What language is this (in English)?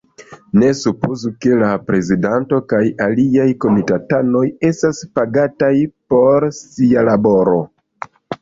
Esperanto